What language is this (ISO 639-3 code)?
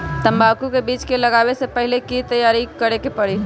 mag